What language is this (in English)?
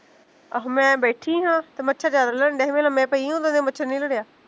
Punjabi